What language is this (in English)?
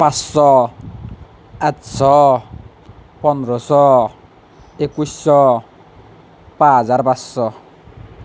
Assamese